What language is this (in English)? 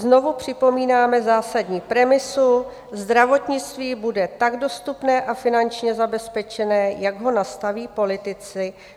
Czech